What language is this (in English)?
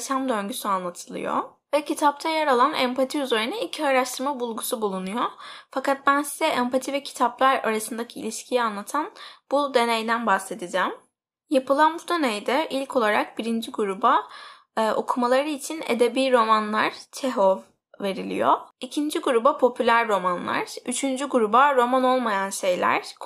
Turkish